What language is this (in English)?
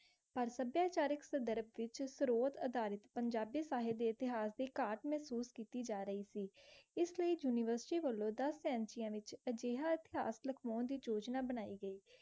Punjabi